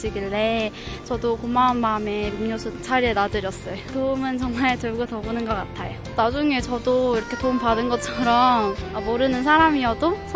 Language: Korean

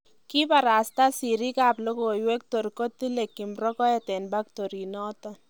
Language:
Kalenjin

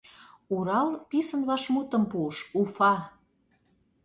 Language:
Mari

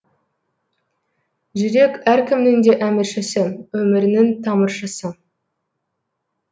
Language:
Kazakh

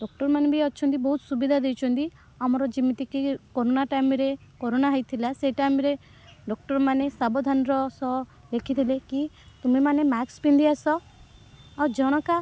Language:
Odia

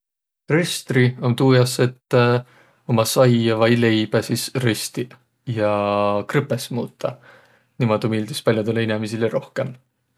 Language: Võro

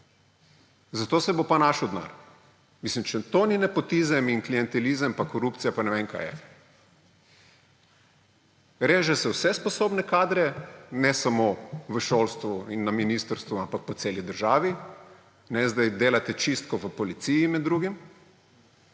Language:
Slovenian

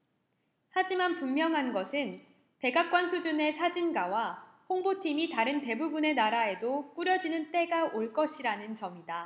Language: Korean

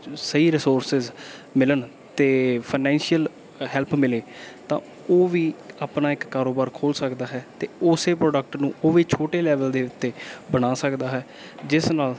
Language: Punjabi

